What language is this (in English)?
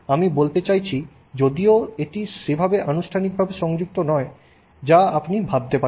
Bangla